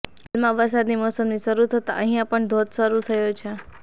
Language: Gujarati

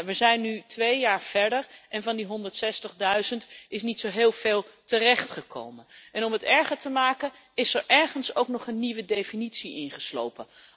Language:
Dutch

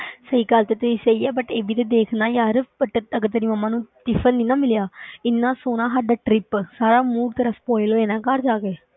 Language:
Punjabi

